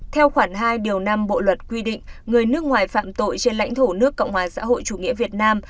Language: Vietnamese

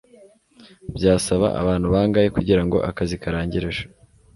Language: Kinyarwanda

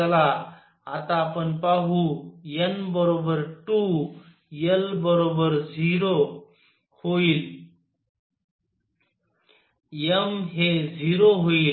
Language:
Marathi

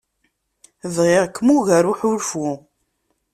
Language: Kabyle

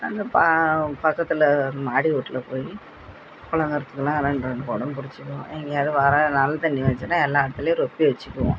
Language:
Tamil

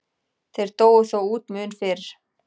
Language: Icelandic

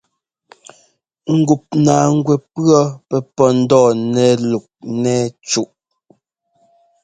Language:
Ngomba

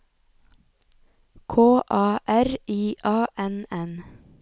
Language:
Norwegian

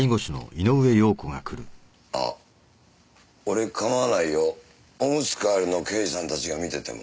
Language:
Japanese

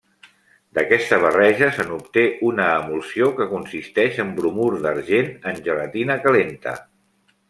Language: Catalan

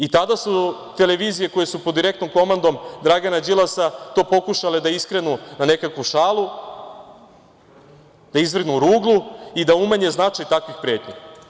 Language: Serbian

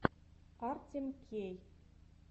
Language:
Russian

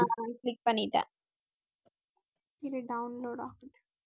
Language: Tamil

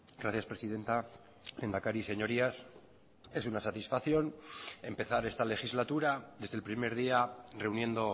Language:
Spanish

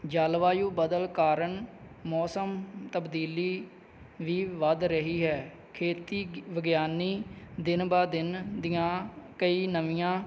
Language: Punjabi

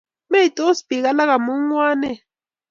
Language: Kalenjin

